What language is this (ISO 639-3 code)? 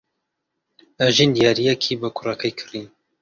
ckb